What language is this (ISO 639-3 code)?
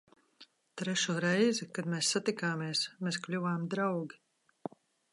lav